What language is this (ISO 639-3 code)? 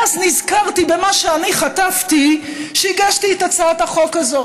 heb